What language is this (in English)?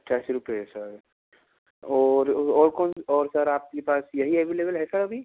Hindi